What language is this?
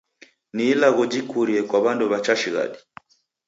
Taita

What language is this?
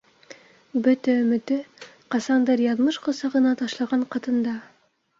Bashkir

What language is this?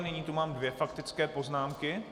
Czech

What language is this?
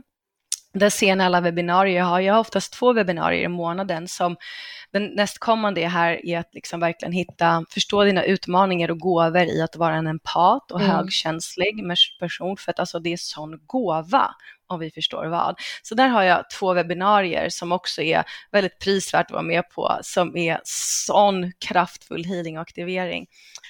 Swedish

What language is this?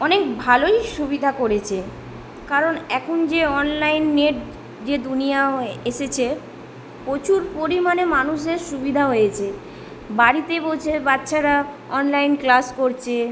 Bangla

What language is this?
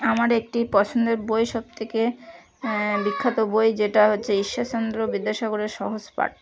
Bangla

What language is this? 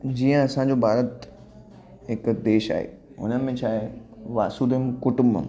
Sindhi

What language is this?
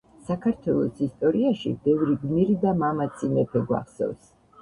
Georgian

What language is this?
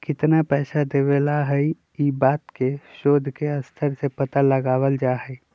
Magahi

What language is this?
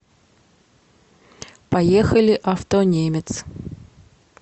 Russian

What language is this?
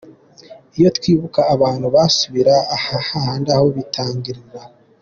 Kinyarwanda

